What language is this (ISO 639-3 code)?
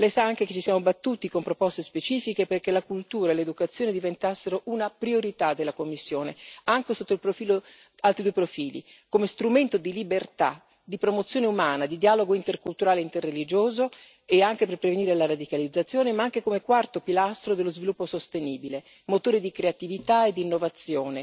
ita